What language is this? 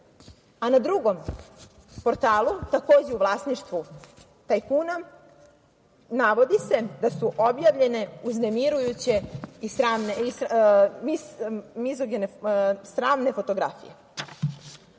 Serbian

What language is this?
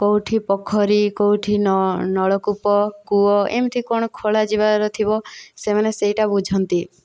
Odia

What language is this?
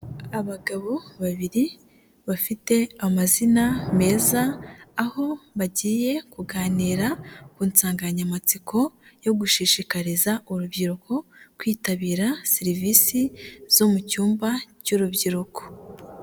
Kinyarwanda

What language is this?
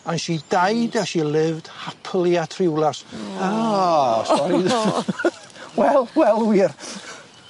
Welsh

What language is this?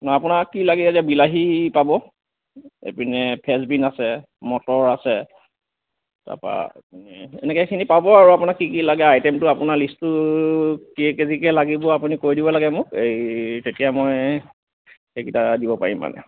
Assamese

